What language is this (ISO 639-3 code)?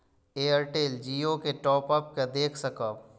mai